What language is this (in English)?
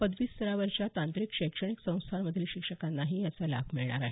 Marathi